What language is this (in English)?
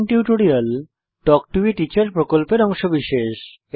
Bangla